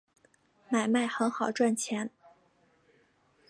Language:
Chinese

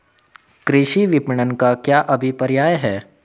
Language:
Hindi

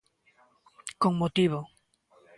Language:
Galician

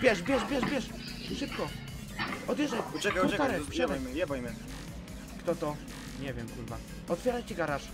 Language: Polish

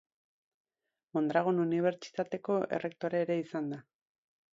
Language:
Basque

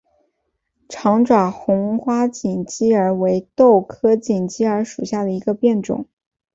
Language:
Chinese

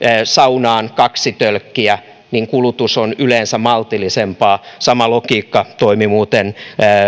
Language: Finnish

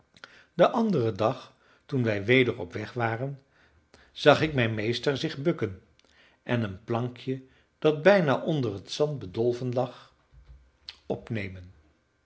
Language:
Dutch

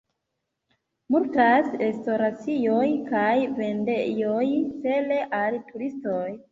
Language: Esperanto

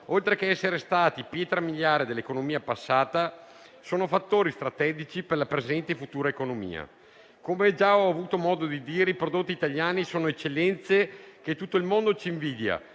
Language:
Italian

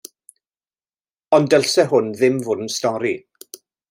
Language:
Welsh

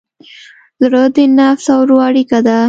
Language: Pashto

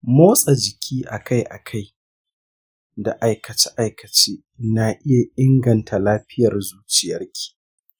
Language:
Hausa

